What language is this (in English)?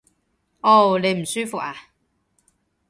Cantonese